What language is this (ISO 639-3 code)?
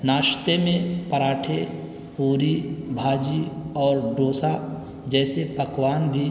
urd